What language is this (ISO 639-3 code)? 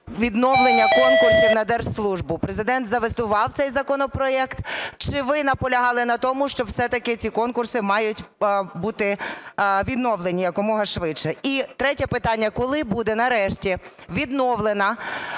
ukr